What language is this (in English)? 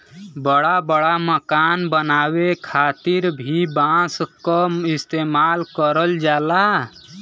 Bhojpuri